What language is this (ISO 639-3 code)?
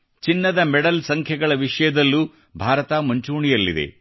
kan